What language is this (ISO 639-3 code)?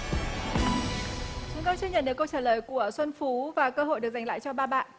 vie